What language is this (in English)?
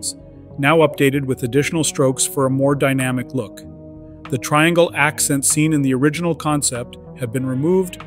English